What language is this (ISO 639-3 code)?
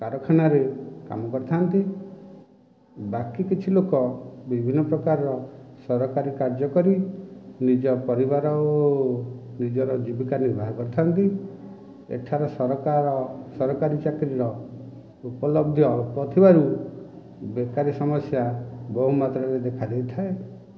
ori